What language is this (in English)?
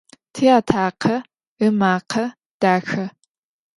Adyghe